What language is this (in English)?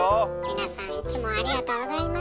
Japanese